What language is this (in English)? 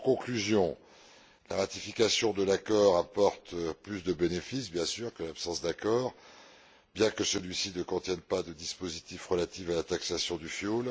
French